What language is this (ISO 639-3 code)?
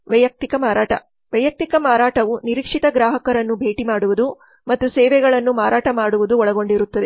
kan